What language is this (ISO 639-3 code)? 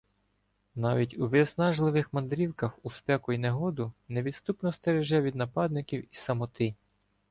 ukr